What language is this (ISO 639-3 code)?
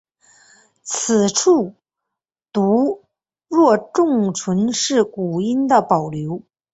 zho